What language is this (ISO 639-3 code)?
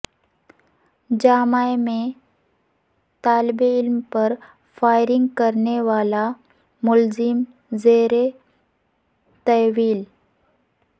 urd